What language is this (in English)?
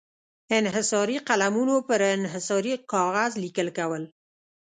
Pashto